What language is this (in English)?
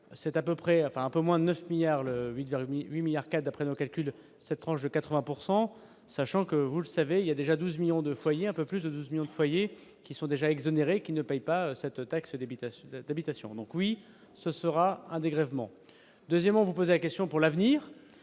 French